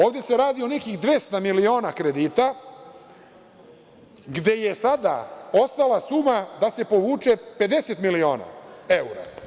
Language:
Serbian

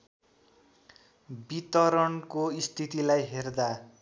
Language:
Nepali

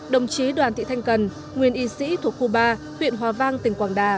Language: Vietnamese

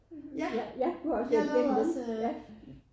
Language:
Danish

